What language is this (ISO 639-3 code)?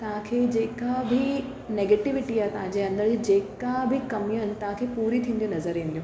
snd